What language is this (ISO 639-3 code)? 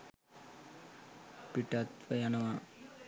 sin